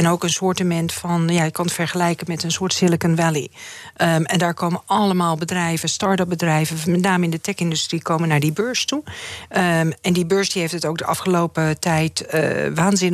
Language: Dutch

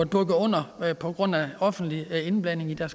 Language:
Danish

